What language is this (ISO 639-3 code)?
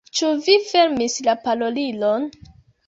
epo